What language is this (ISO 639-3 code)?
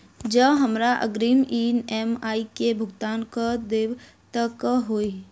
mai